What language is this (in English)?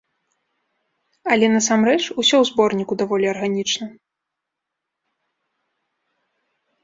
Belarusian